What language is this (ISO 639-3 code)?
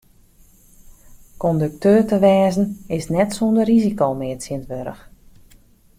fry